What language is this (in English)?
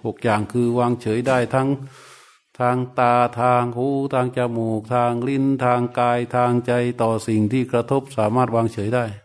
Thai